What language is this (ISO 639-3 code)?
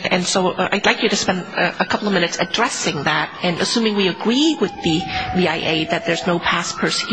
eng